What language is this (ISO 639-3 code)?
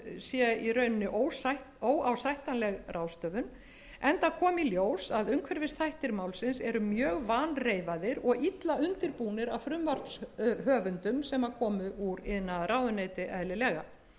isl